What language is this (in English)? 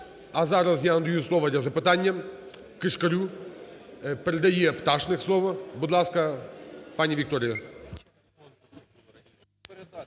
Ukrainian